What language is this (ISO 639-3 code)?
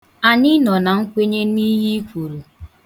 ibo